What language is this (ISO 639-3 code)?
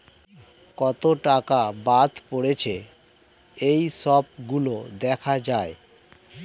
ben